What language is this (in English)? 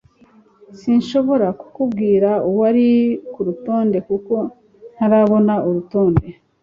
Kinyarwanda